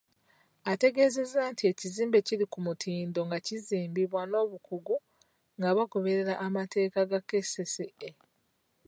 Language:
Ganda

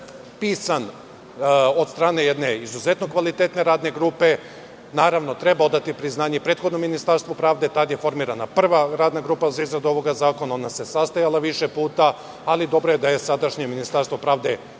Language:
Serbian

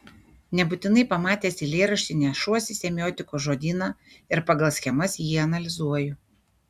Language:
Lithuanian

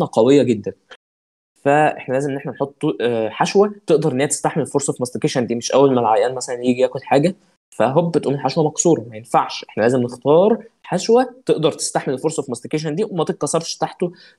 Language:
Arabic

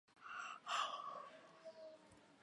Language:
Chinese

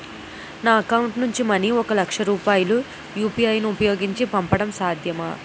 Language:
Telugu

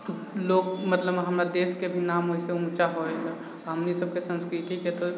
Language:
Maithili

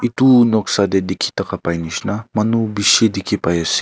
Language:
Naga Pidgin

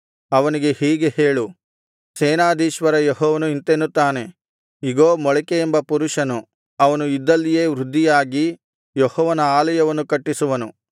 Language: Kannada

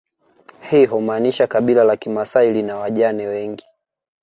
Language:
Swahili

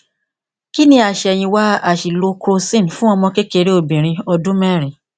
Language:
Yoruba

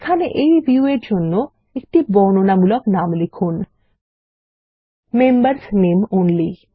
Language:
Bangla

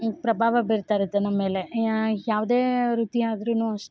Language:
Kannada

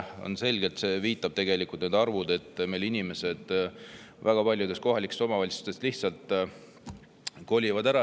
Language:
Estonian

